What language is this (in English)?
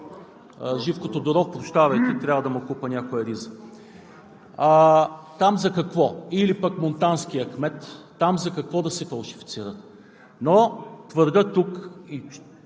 Bulgarian